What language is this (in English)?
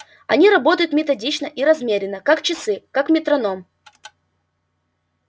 Russian